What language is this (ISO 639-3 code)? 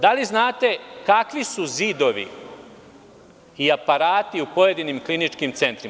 srp